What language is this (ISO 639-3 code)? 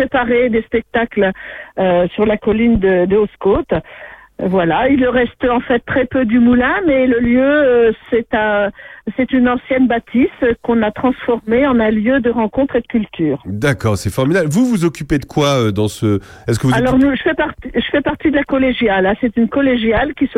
fra